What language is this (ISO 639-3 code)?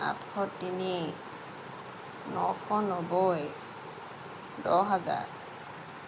asm